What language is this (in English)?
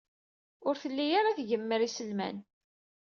Kabyle